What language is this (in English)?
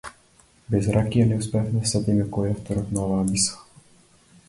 Macedonian